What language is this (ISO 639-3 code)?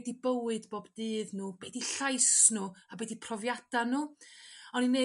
cym